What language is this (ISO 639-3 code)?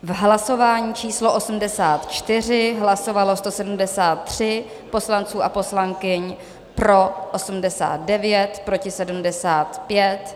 ces